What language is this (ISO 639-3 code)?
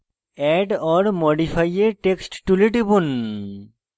ben